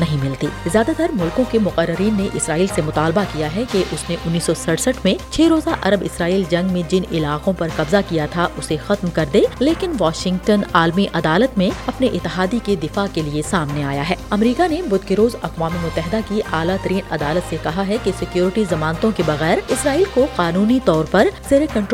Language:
Urdu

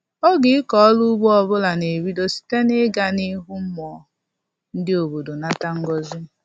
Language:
Igbo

